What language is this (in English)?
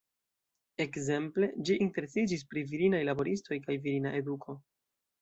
Esperanto